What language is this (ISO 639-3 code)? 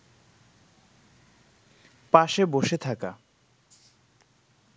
ben